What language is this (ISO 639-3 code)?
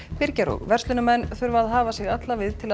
isl